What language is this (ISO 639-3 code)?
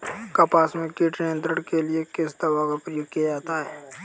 hin